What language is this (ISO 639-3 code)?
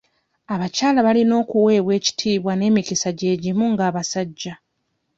lug